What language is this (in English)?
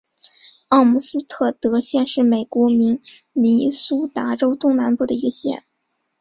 Chinese